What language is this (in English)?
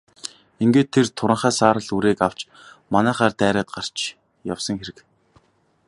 Mongolian